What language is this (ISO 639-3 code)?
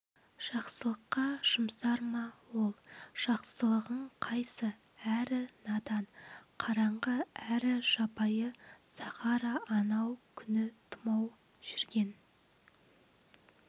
kaz